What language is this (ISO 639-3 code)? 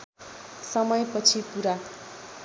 nep